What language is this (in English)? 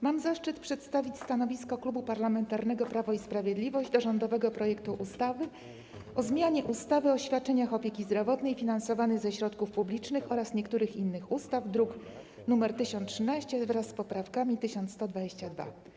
Polish